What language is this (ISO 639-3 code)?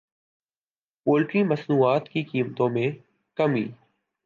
urd